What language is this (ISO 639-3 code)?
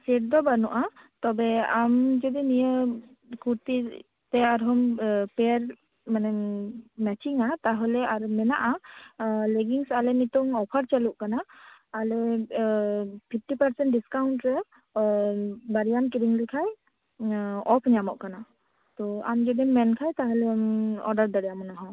sat